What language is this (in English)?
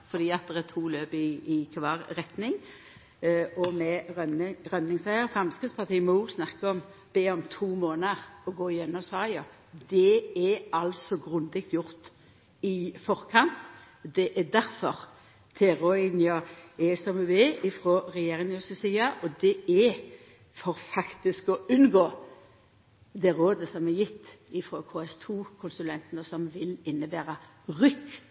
Norwegian Nynorsk